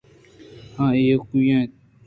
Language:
Eastern Balochi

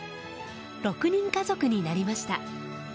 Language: Japanese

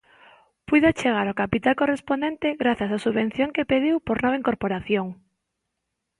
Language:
Galician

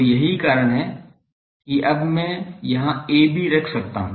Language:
Hindi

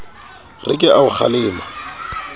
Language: Southern Sotho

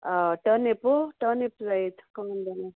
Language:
Konkani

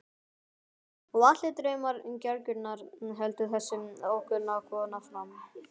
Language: Icelandic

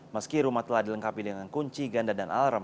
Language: Indonesian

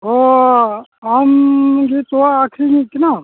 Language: Santali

